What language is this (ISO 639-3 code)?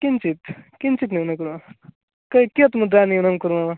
san